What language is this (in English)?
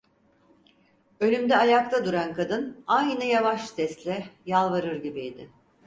Turkish